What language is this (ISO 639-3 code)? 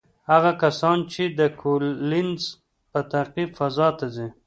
pus